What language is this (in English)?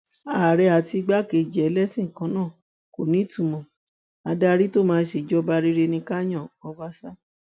Yoruba